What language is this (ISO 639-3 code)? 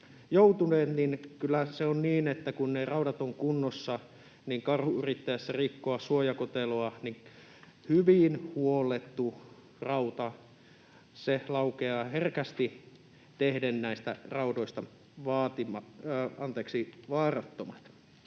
fin